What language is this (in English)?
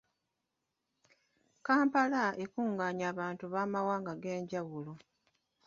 Ganda